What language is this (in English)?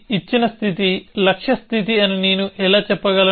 Telugu